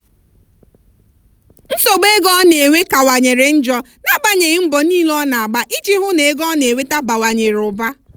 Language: Igbo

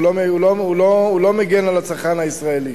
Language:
Hebrew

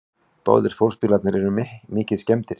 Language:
Icelandic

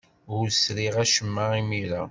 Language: Kabyle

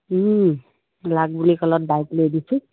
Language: Assamese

